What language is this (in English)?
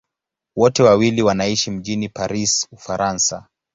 Swahili